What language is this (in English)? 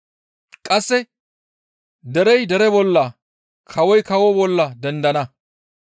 Gamo